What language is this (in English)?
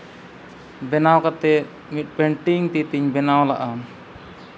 Santali